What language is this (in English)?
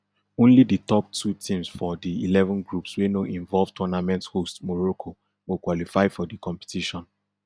Nigerian Pidgin